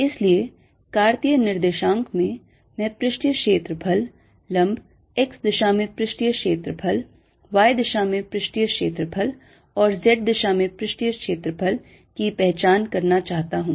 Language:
Hindi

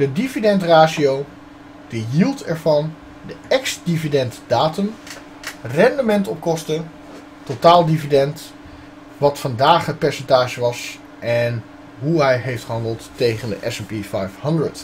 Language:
Dutch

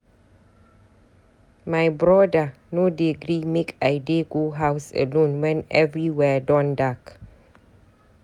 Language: Nigerian Pidgin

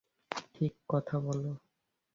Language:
Bangla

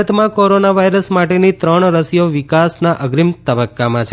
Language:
Gujarati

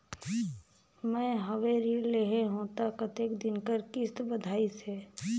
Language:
Chhattisgarhi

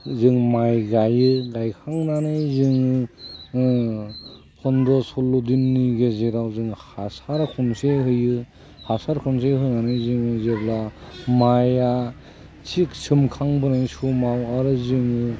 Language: Bodo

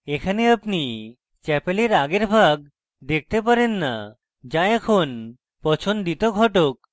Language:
Bangla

